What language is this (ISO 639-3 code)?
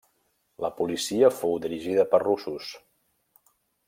cat